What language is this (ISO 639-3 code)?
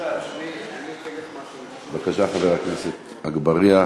heb